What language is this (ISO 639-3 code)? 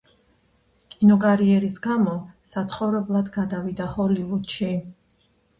kat